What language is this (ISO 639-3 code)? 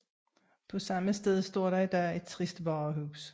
dan